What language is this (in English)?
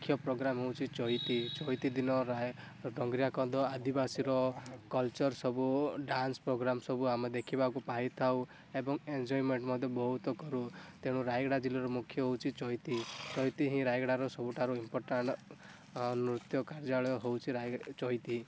Odia